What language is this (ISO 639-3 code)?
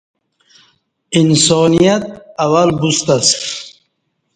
bsh